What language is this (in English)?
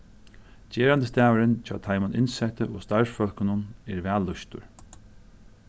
Faroese